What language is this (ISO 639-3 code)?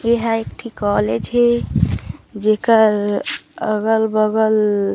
hne